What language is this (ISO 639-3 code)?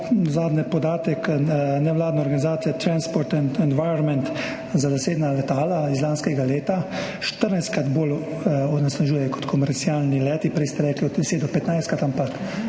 slv